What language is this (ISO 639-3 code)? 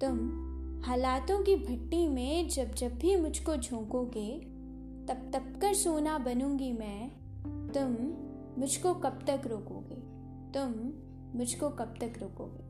hin